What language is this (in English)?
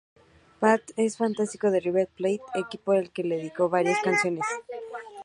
Spanish